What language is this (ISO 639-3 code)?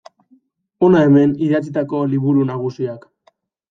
eus